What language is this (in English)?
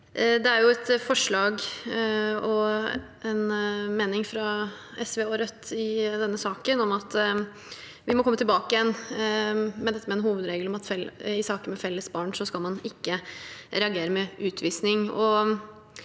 Norwegian